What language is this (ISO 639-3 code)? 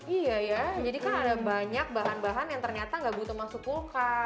ind